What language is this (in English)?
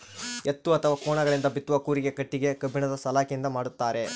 Kannada